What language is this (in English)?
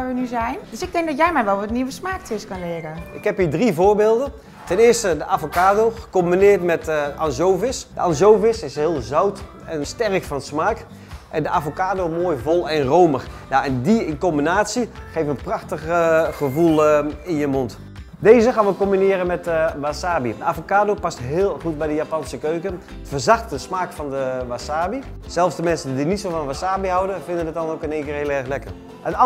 Dutch